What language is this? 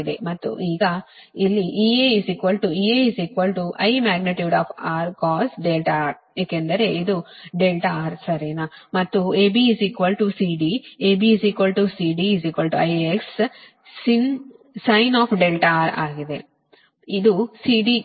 Kannada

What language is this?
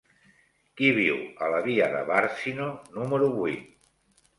Catalan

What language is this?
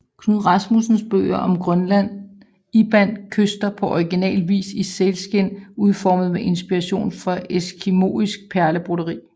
Danish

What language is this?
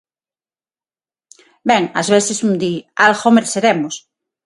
Galician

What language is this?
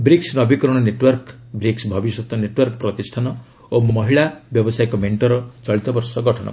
Odia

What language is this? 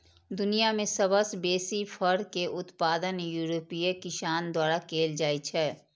Maithili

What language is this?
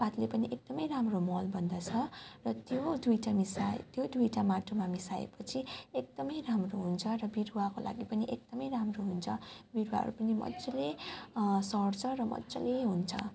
Nepali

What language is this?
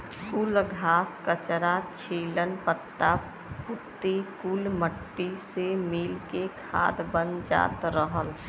Bhojpuri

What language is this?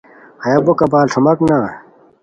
Khowar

